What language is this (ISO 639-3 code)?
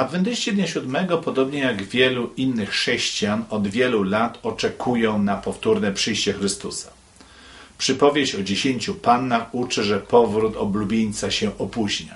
pol